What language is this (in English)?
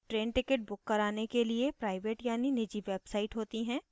Hindi